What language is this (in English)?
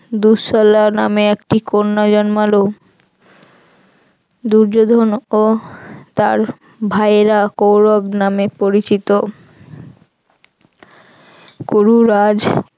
Bangla